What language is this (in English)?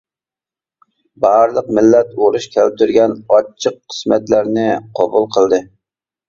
Uyghur